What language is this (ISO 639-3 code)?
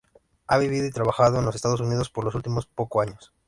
spa